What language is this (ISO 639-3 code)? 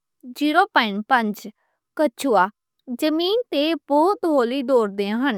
lah